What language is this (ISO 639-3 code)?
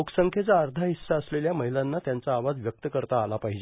mar